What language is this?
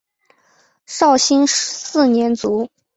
Chinese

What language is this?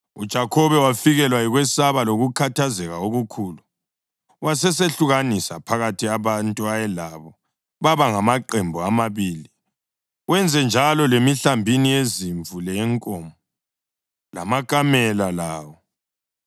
North Ndebele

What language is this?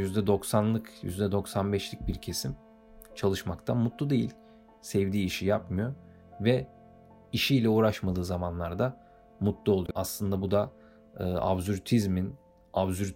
Turkish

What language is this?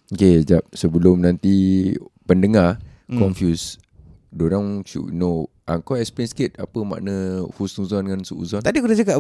Malay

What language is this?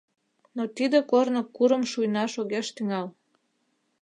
Mari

